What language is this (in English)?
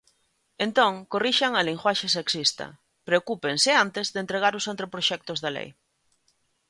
Galician